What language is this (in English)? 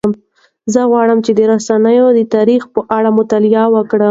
Pashto